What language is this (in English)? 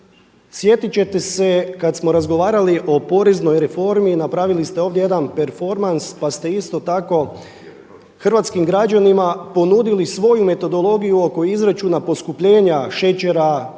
Croatian